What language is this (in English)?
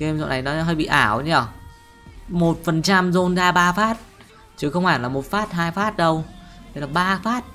Vietnamese